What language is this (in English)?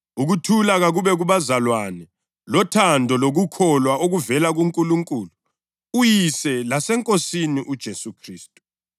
North Ndebele